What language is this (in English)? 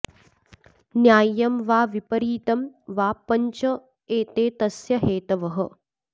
Sanskrit